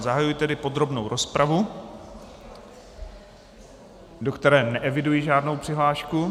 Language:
Czech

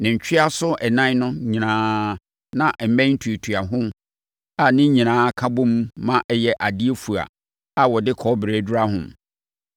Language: Akan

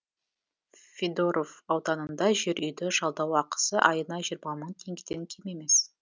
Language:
Kazakh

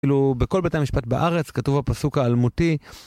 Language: Hebrew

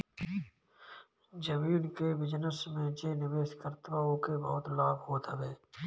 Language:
Bhojpuri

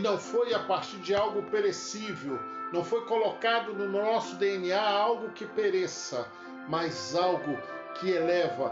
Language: Portuguese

